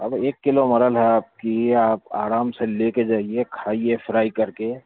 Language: Urdu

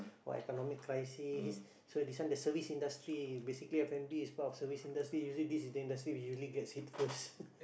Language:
English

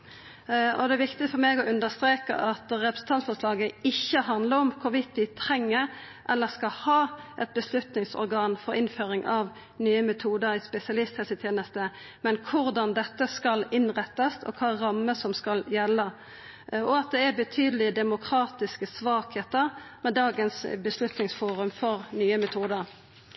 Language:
Norwegian Nynorsk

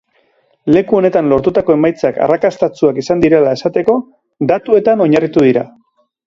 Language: Basque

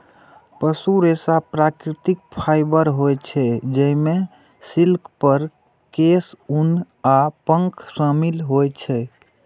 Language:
Maithili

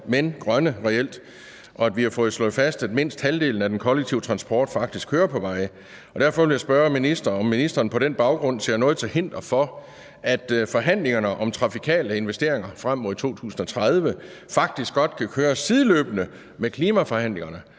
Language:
Danish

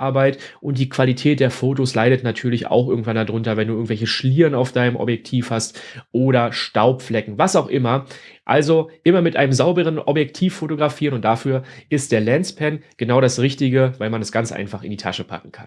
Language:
German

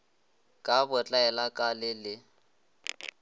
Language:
Northern Sotho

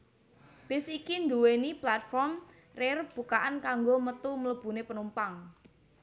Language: Javanese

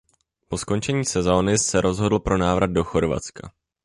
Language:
Czech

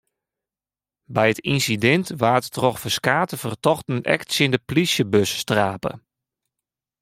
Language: Western Frisian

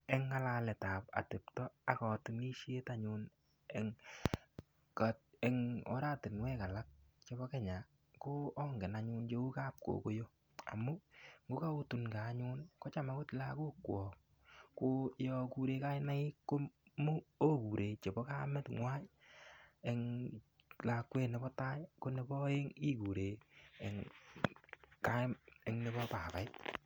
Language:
Kalenjin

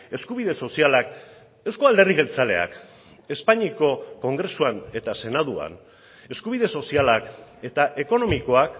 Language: Basque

